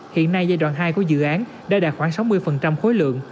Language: Vietnamese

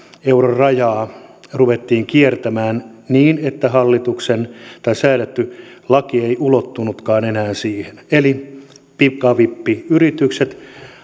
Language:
Finnish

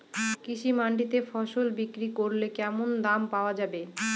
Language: Bangla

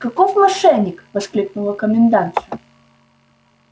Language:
Russian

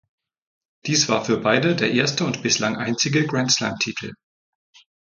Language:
German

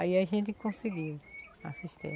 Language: Portuguese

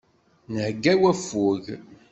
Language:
Kabyle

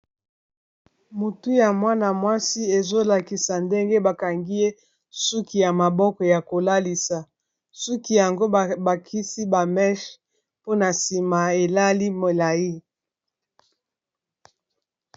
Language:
Lingala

